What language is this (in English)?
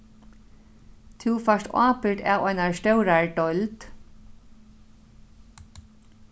Faroese